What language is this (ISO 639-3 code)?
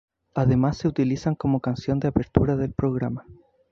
spa